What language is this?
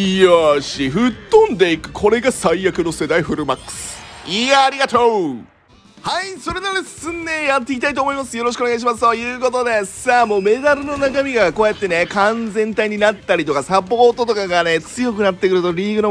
Japanese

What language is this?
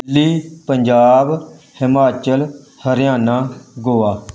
Punjabi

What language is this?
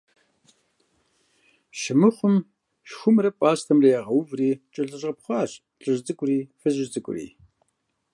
Kabardian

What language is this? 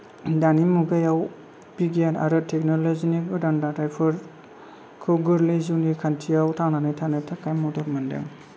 Bodo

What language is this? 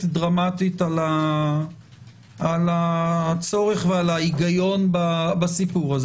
Hebrew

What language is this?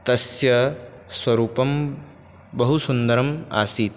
Sanskrit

